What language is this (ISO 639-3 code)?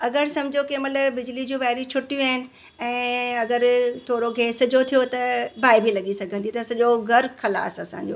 snd